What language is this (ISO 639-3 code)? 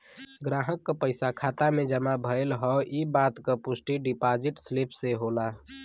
bho